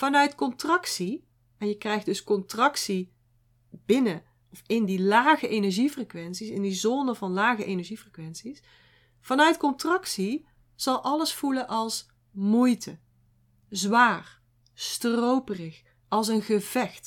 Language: Dutch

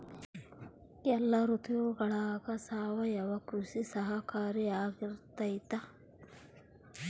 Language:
Kannada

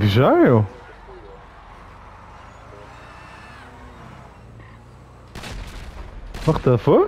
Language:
Dutch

